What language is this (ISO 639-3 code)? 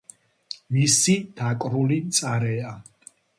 kat